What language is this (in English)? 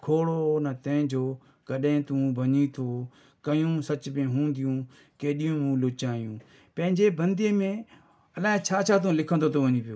Sindhi